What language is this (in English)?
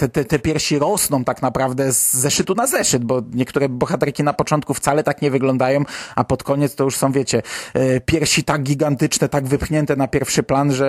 Polish